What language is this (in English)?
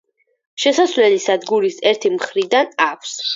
Georgian